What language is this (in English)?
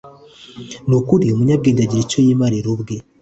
Kinyarwanda